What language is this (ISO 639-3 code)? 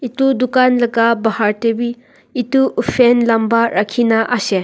nag